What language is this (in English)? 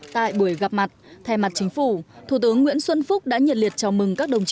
Vietnamese